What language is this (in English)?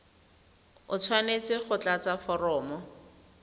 Tswana